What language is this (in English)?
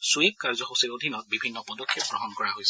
Assamese